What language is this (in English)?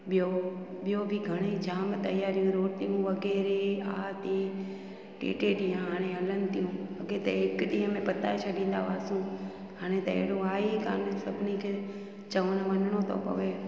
Sindhi